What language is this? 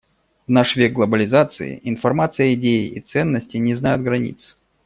Russian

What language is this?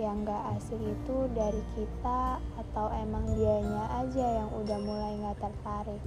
Indonesian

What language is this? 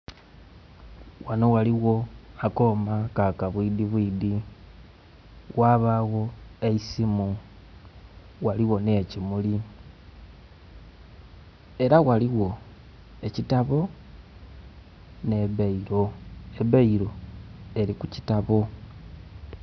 Soga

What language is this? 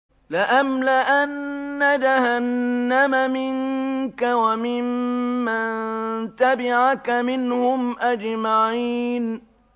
Arabic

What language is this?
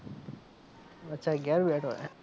Gujarati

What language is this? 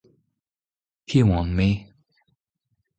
Breton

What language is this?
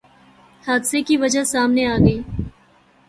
Urdu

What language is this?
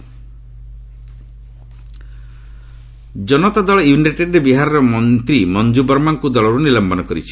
Odia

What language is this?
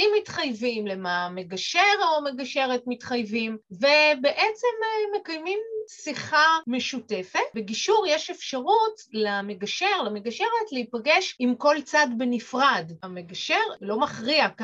Hebrew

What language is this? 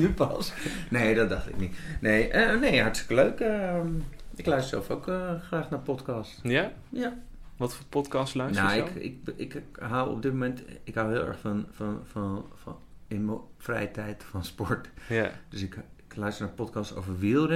Dutch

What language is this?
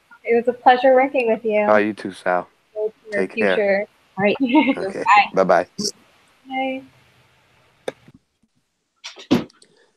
English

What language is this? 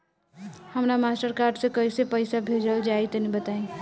Bhojpuri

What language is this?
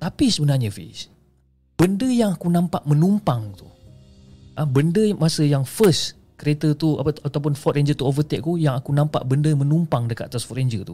Malay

